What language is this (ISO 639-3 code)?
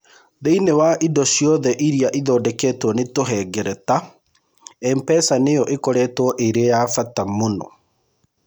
kik